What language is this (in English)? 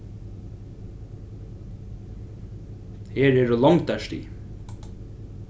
Faroese